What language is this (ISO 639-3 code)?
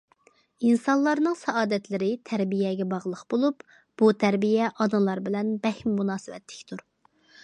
uig